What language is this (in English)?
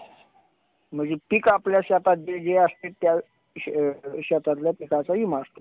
Marathi